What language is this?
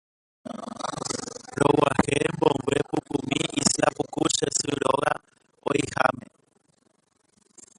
Guarani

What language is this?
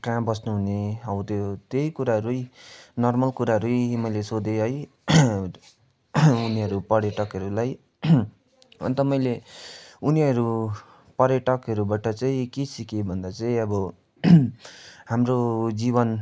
Nepali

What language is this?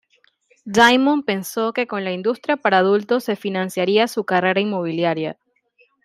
Spanish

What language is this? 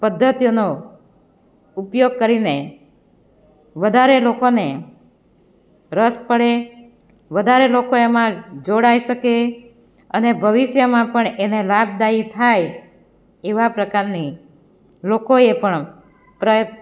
Gujarati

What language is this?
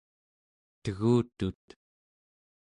Central Yupik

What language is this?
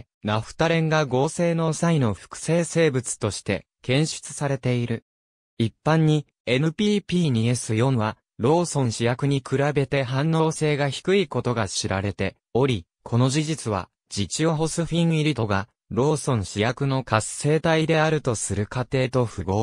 Japanese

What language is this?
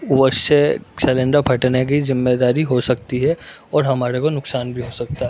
Urdu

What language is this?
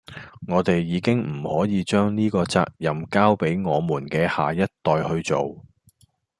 Cantonese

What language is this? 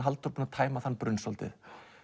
Icelandic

